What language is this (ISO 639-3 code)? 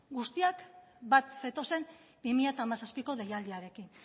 eus